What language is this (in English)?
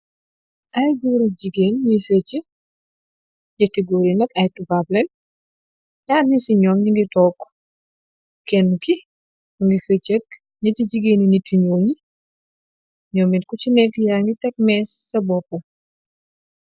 Wolof